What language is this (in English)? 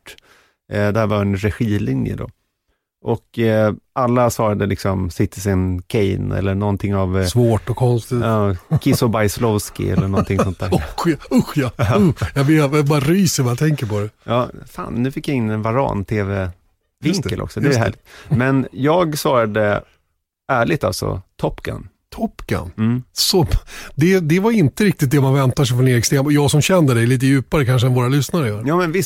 Swedish